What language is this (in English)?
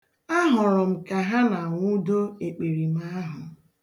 Igbo